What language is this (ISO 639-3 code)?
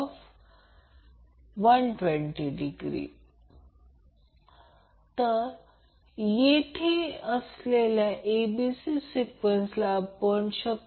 mar